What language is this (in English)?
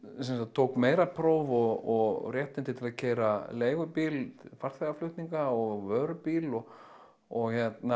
Icelandic